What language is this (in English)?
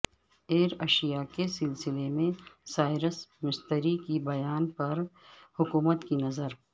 Urdu